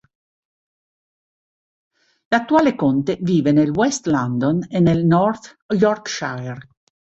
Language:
Italian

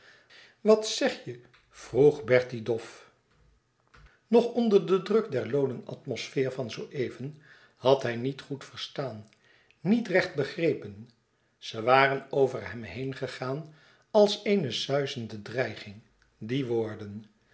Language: Dutch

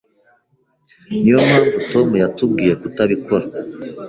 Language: Kinyarwanda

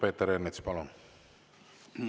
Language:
Estonian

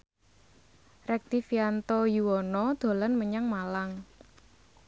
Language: Javanese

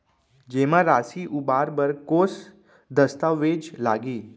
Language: Chhattisgarhi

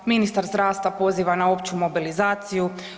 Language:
Croatian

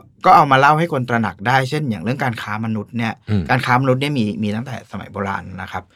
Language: Thai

